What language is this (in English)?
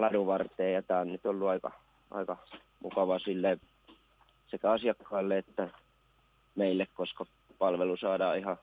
Finnish